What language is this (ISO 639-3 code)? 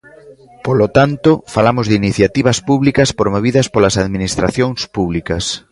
glg